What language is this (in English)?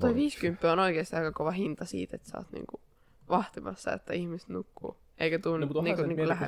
Finnish